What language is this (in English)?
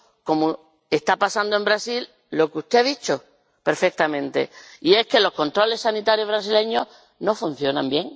Spanish